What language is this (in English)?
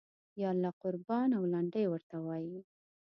Pashto